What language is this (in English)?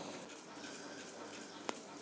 Hindi